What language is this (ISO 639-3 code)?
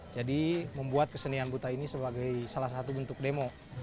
ind